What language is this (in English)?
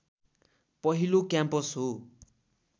Nepali